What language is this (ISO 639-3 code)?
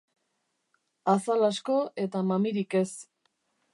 eus